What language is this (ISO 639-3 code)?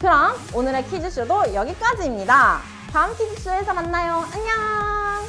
kor